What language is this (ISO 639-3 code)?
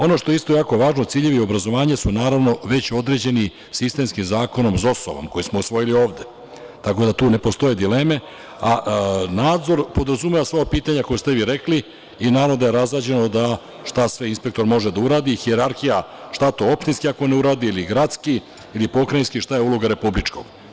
srp